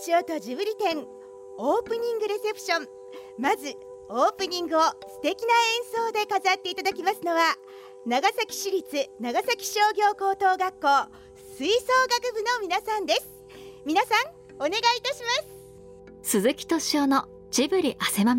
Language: Japanese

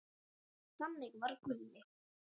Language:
Icelandic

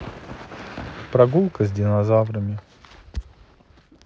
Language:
Russian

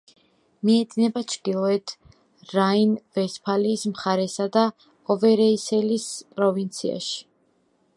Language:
Georgian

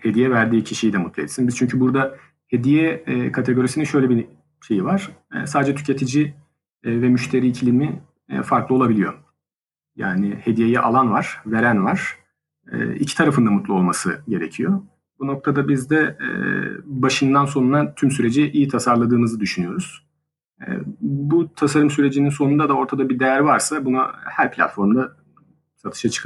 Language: Turkish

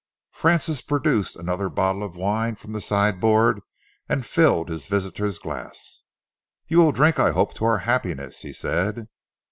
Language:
English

